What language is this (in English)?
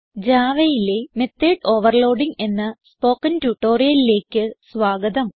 Malayalam